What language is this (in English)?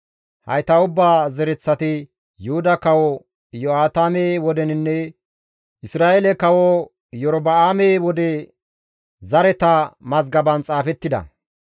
Gamo